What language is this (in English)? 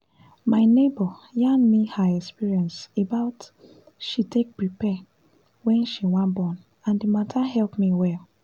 Nigerian Pidgin